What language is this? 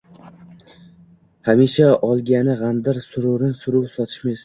Uzbek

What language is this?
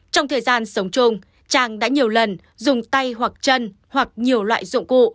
Vietnamese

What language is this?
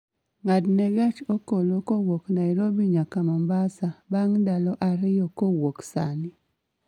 Luo (Kenya and Tanzania)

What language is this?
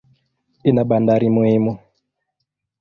Swahili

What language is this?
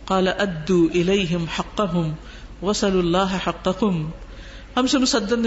Arabic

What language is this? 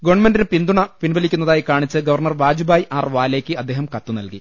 Malayalam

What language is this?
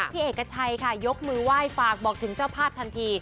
Thai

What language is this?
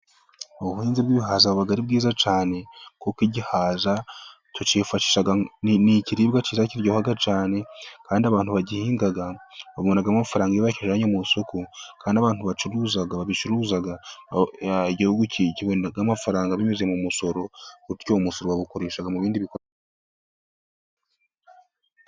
Kinyarwanda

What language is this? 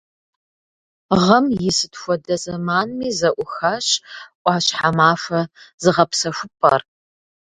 Kabardian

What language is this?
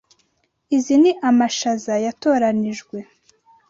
Kinyarwanda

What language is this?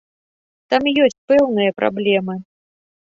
Belarusian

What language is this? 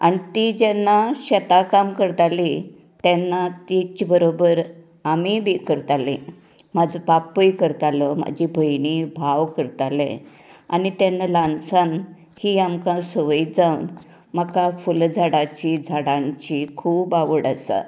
Konkani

